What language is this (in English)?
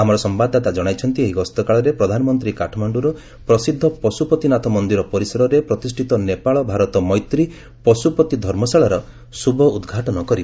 Odia